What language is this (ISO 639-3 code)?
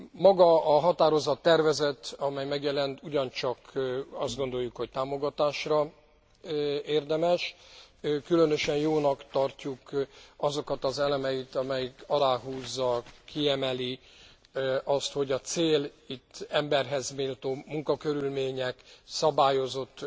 hun